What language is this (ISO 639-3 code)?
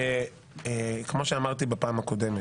heb